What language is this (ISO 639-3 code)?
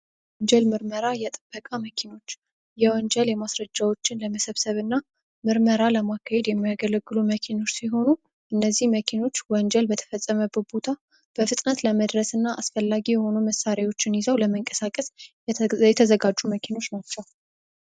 amh